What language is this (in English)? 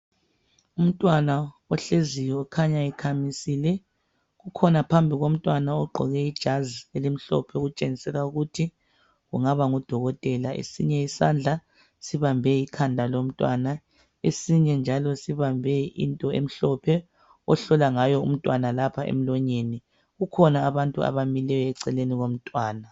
North Ndebele